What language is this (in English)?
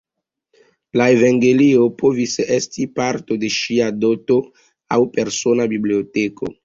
Esperanto